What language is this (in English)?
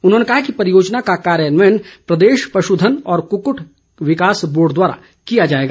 Hindi